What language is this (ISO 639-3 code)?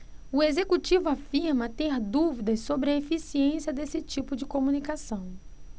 por